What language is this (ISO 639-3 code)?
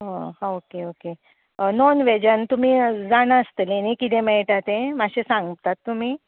kok